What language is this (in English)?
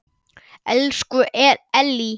Icelandic